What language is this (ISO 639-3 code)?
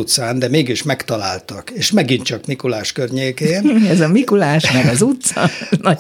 hun